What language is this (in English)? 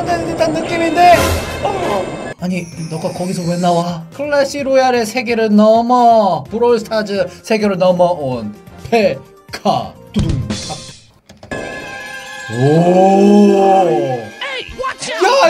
Korean